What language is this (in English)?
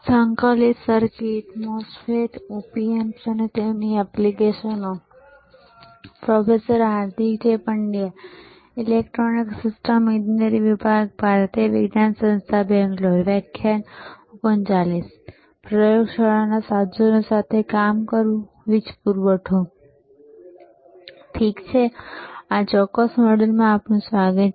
Gujarati